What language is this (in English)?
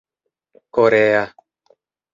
Esperanto